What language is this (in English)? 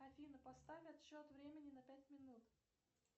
Russian